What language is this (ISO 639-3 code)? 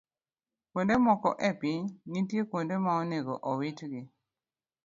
luo